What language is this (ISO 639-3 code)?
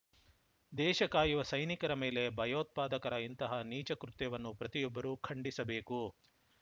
kan